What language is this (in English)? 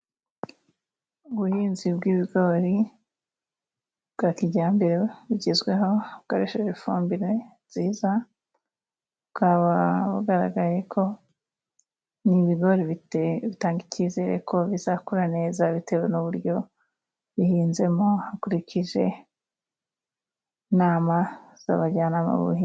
Kinyarwanda